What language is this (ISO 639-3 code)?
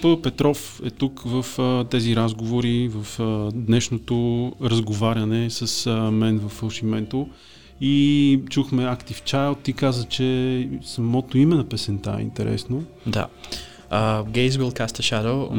bul